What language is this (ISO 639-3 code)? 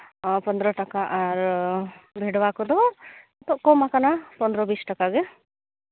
sat